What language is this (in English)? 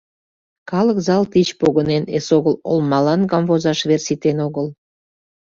Mari